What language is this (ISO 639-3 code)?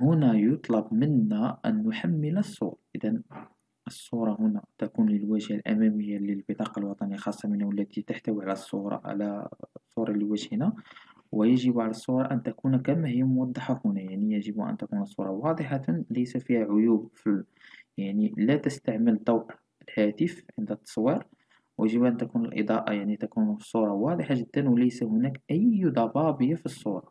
ara